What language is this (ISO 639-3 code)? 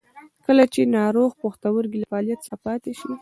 pus